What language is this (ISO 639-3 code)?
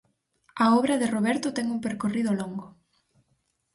glg